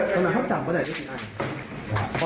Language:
Thai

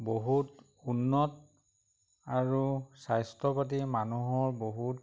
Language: Assamese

